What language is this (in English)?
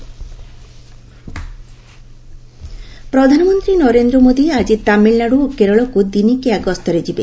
Odia